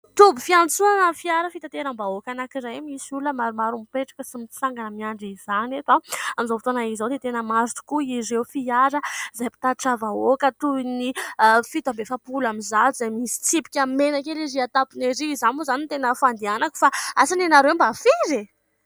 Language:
Malagasy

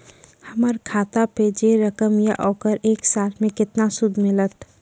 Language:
Maithili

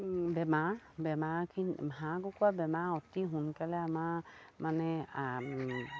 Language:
Assamese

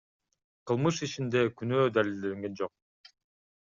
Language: Kyrgyz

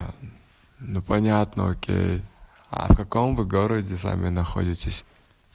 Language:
Russian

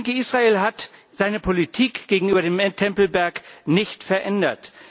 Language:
German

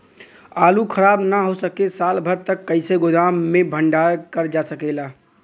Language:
Bhojpuri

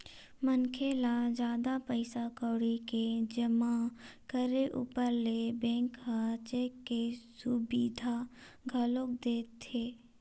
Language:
Chhattisgarhi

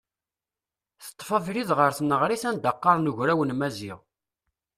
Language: Kabyle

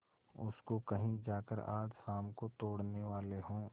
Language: Hindi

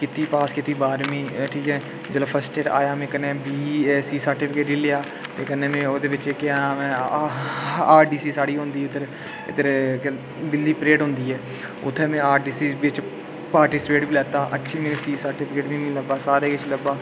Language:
Dogri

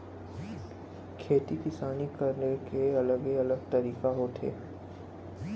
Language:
Chhattisgarhi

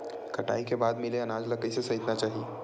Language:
Chhattisgarhi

